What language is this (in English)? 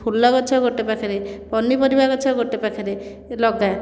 Odia